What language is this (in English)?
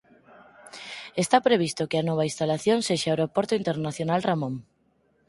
Galician